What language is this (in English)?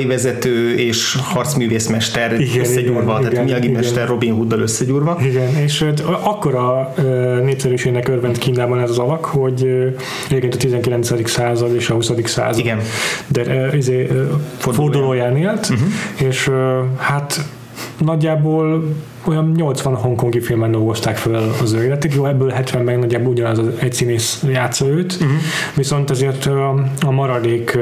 Hungarian